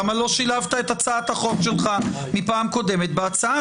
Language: Hebrew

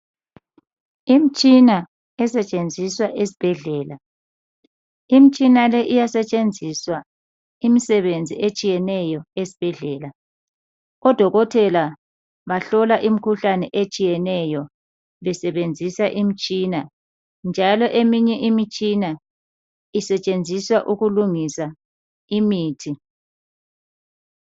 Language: North Ndebele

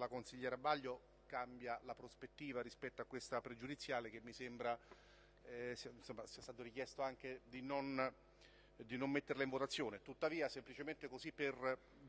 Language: Italian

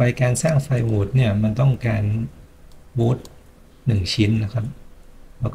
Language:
Thai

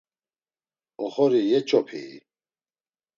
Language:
Laz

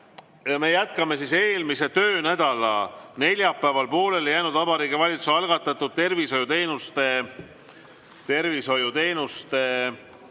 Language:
Estonian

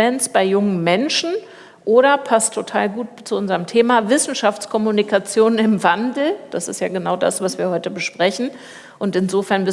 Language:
German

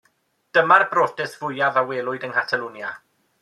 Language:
Welsh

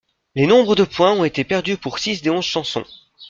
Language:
French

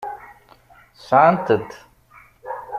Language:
Kabyle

